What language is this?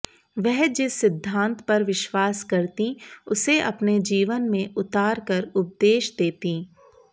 Hindi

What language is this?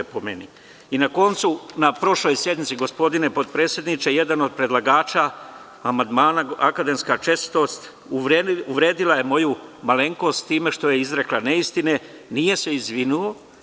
Serbian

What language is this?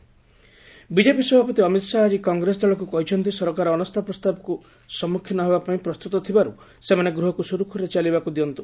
Odia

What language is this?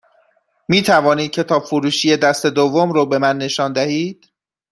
Persian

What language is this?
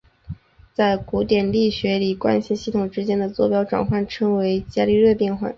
Chinese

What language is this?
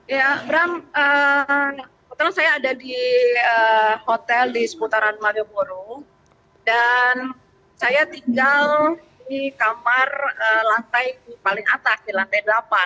Indonesian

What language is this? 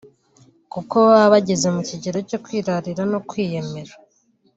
Kinyarwanda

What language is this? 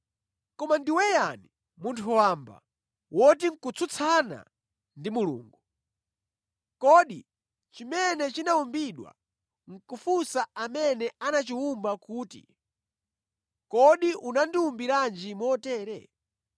Nyanja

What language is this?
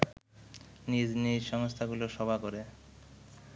Bangla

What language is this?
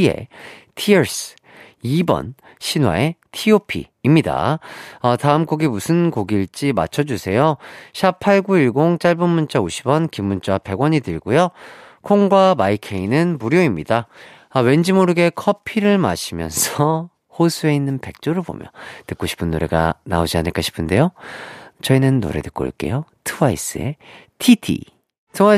Korean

